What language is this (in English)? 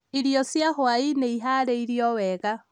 Kikuyu